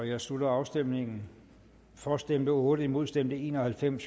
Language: Danish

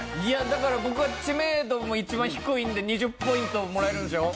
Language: Japanese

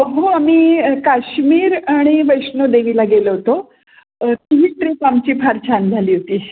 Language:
Marathi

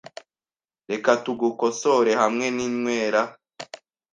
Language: Kinyarwanda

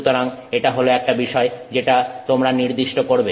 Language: Bangla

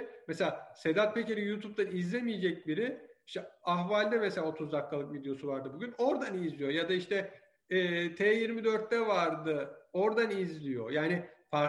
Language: Turkish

